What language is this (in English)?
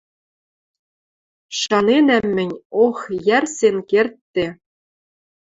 Western Mari